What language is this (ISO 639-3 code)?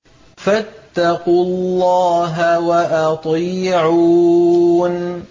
ara